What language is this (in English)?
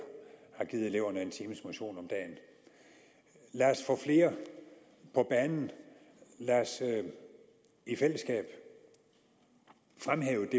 Danish